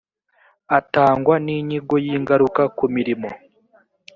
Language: Kinyarwanda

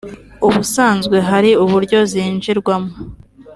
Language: Kinyarwanda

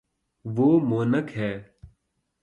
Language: Urdu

